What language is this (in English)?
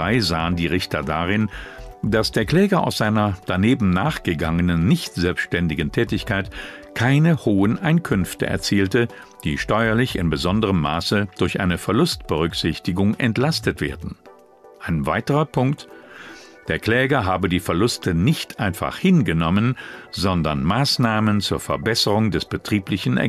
German